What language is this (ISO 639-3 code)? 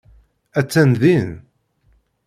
kab